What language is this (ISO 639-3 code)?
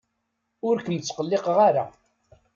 kab